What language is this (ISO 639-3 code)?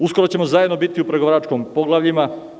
srp